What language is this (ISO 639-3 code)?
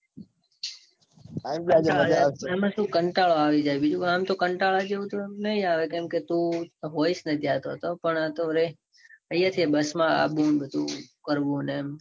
guj